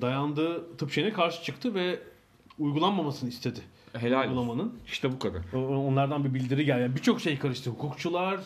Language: Turkish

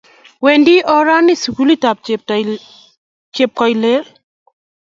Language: Kalenjin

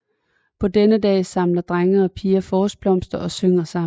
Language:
Danish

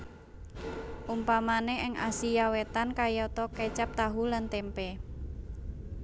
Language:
Javanese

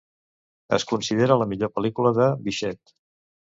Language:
Catalan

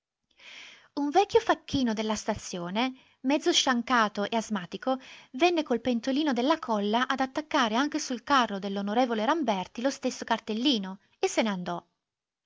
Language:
Italian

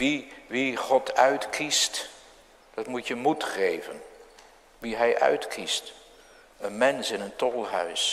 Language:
Dutch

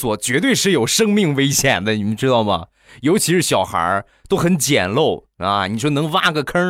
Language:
Chinese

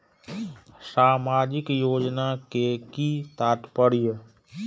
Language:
Maithili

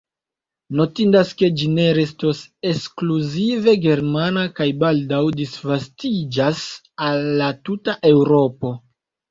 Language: Esperanto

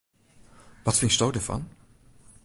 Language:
Western Frisian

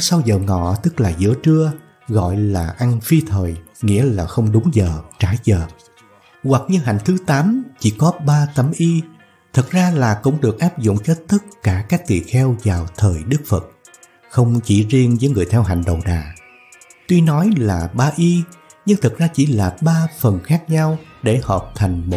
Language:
Vietnamese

